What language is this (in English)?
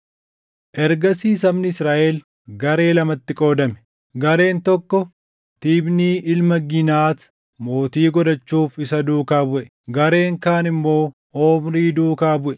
Oromo